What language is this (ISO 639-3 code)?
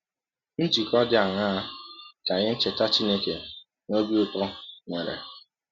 ibo